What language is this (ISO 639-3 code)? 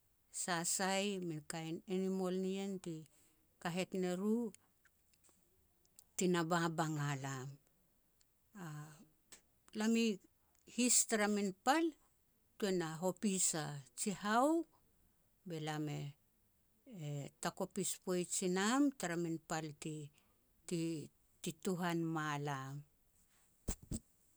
pex